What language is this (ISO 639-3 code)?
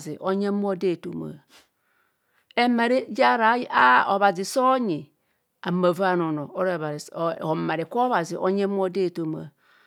bcs